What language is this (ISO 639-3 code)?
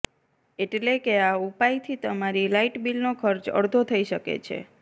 guj